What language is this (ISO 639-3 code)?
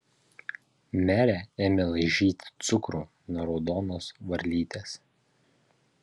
lit